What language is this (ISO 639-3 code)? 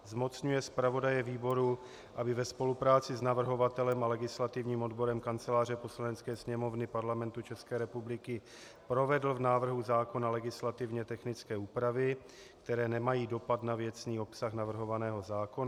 ces